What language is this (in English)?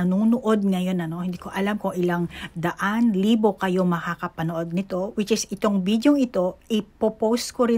Filipino